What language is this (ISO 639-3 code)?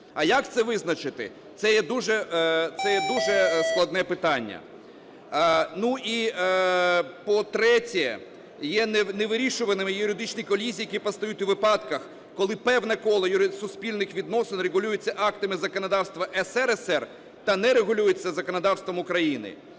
ukr